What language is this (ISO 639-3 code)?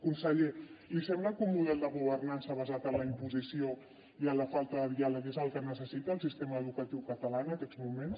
cat